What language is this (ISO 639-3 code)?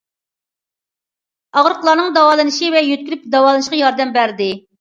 uig